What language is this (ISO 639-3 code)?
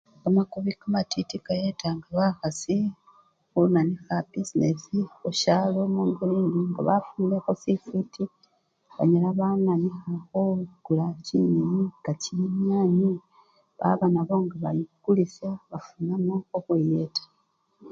luy